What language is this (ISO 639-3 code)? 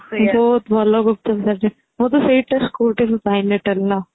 ori